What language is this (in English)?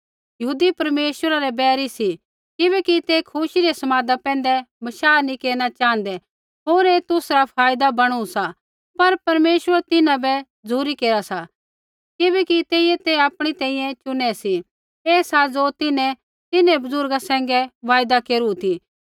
Kullu Pahari